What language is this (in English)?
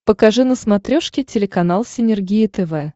Russian